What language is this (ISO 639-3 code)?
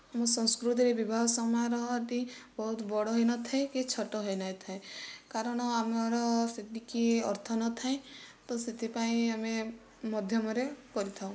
ori